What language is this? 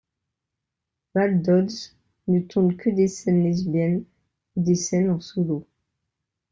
French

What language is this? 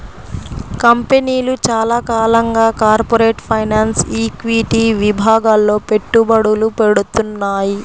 Telugu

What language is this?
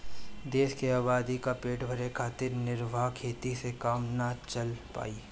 Bhojpuri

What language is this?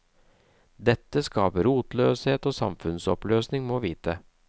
Norwegian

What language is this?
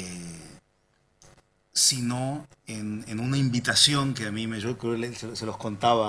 Spanish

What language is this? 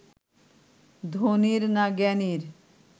Bangla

